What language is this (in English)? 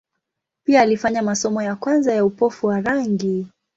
Swahili